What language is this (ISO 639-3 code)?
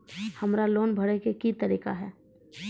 mai